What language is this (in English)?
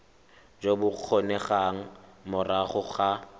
Tswana